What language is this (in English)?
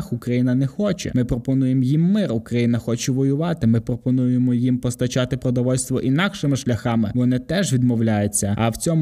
Ukrainian